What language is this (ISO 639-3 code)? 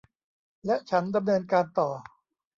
tha